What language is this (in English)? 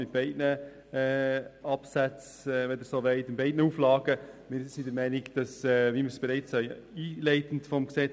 Swiss German